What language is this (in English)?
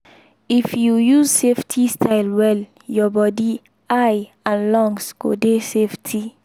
Nigerian Pidgin